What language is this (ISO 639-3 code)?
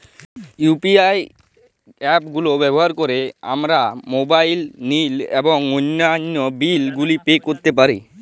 ben